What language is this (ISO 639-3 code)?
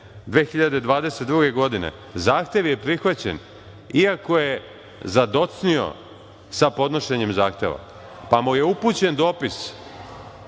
srp